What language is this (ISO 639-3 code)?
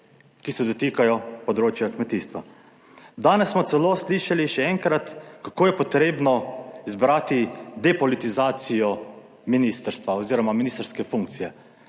slv